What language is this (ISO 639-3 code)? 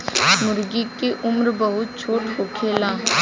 bho